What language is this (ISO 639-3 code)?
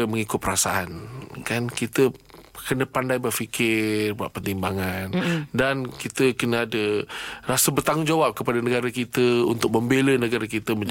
msa